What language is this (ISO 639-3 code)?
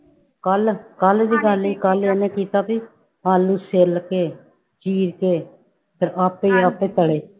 pan